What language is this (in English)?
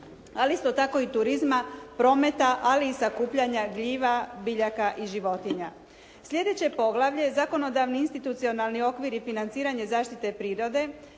Croatian